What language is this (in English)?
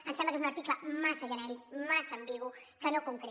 Catalan